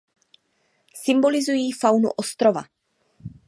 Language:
Czech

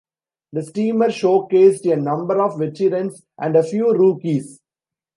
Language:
English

